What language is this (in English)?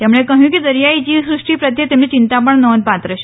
Gujarati